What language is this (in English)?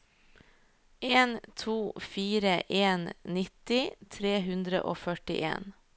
Norwegian